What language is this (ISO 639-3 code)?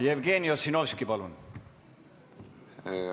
est